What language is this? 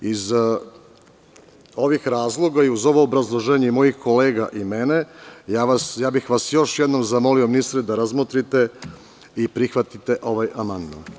Serbian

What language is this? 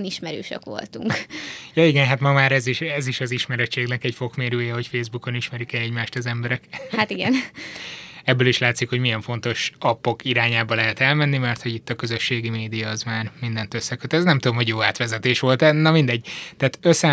Hungarian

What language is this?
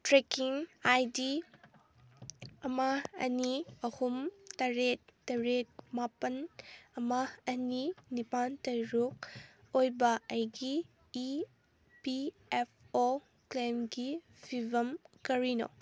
Manipuri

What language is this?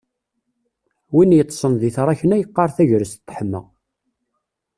Kabyle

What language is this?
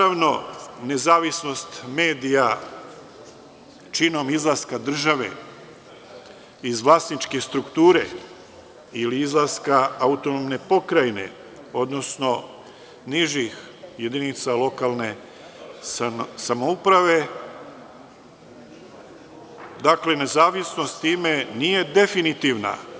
Serbian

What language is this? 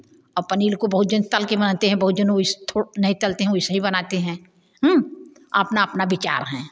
Hindi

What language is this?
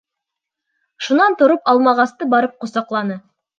Bashkir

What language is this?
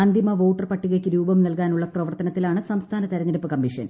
Malayalam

